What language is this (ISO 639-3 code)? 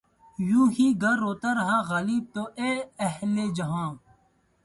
urd